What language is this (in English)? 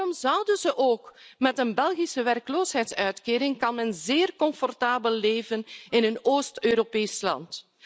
Dutch